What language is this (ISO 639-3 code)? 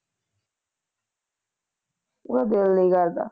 pan